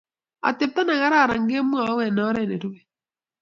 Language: Kalenjin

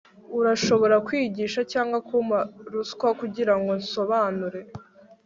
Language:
Kinyarwanda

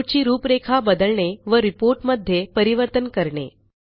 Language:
Marathi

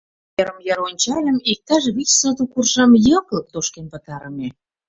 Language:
Mari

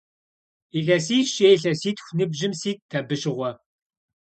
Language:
Kabardian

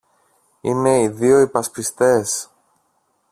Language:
Greek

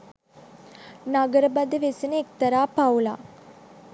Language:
Sinhala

